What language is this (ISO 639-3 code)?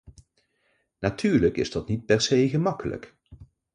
nld